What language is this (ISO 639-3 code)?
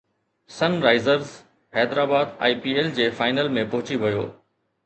snd